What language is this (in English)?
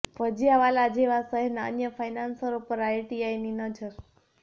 Gujarati